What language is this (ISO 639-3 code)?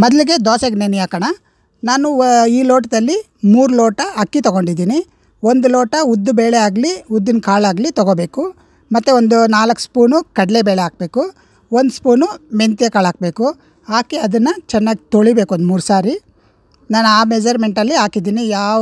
kan